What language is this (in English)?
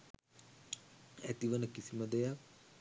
Sinhala